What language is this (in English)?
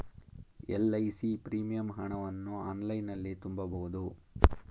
Kannada